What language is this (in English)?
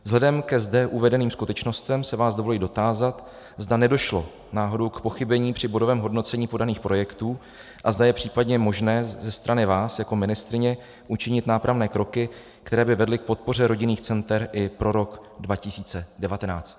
Czech